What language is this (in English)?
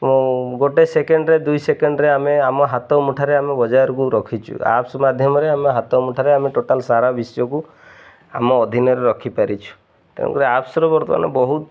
Odia